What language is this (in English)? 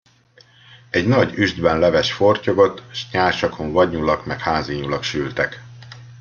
Hungarian